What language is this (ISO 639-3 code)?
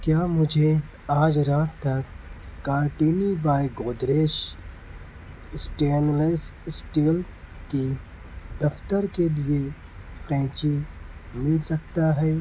urd